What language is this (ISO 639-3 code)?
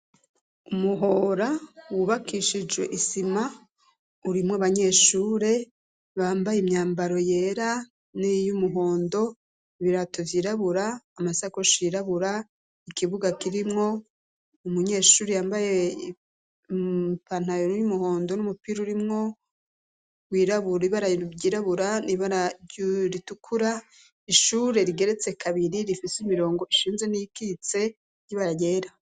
run